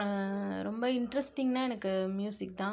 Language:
Tamil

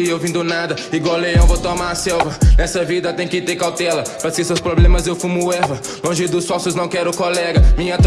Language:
Portuguese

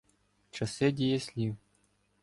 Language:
Ukrainian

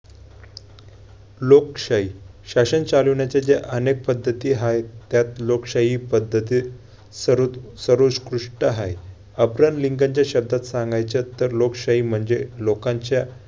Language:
Marathi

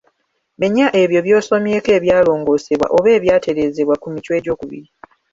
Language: Ganda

